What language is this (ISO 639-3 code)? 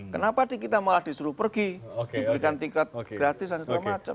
ind